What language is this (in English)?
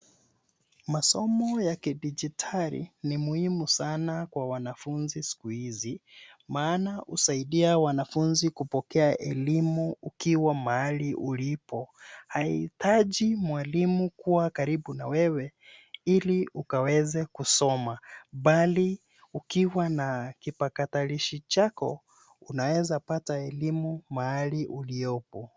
Swahili